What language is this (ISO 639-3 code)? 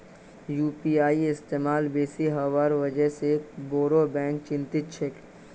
mag